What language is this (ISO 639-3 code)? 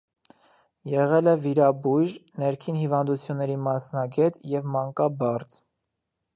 hye